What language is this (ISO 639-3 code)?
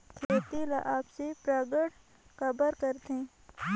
hne